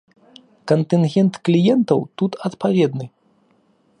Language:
Belarusian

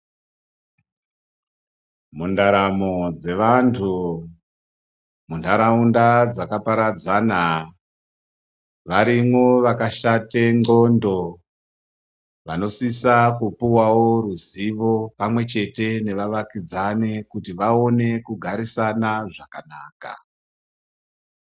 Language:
Ndau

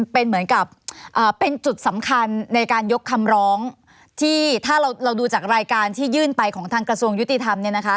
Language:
Thai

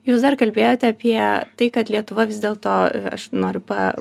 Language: Lithuanian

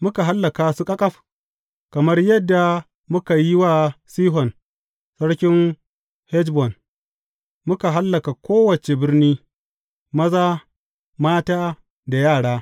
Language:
Hausa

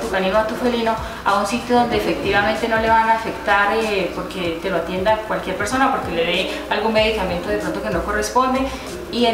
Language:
Spanish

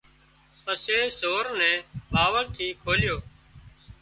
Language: Wadiyara Koli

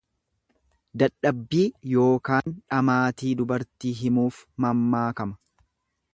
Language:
Oromo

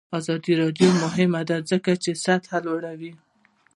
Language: Pashto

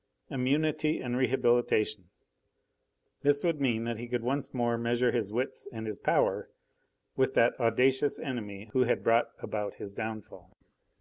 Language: English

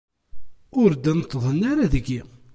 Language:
Kabyle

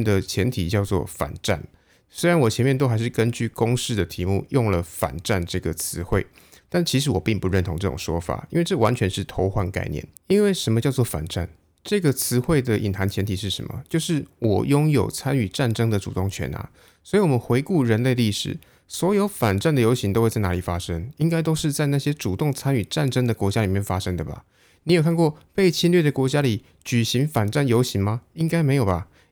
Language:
Chinese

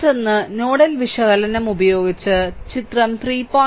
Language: Malayalam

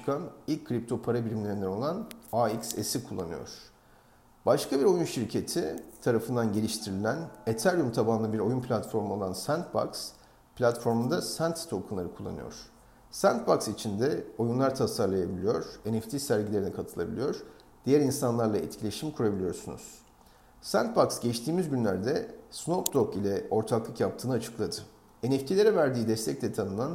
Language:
Turkish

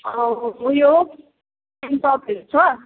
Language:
Nepali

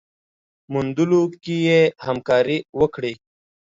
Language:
Pashto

